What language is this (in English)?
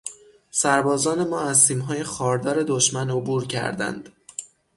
Persian